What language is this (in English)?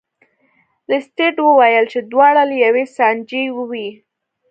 Pashto